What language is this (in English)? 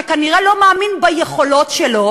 Hebrew